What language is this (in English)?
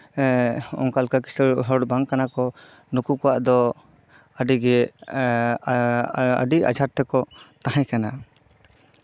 Santali